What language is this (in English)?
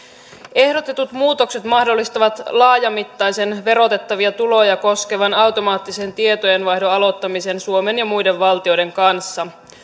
Finnish